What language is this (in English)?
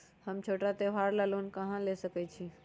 Magahi